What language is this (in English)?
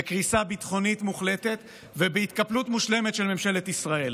Hebrew